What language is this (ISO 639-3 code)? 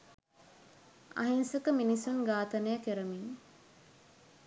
sin